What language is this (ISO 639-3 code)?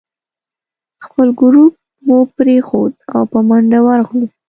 pus